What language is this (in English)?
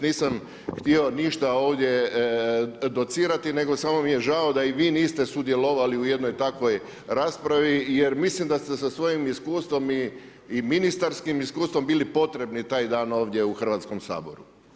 Croatian